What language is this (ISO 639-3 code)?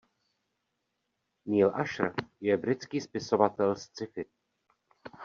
ces